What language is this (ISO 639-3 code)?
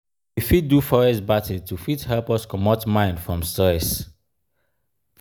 pcm